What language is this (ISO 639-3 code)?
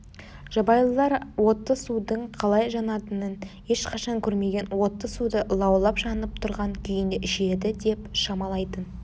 kaz